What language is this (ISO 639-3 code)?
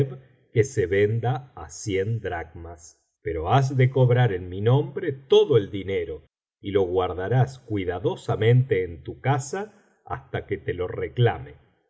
spa